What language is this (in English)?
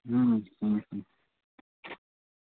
Dogri